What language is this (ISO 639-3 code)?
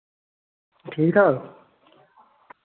doi